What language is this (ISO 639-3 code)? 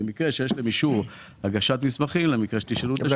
heb